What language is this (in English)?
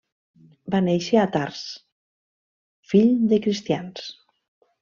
Catalan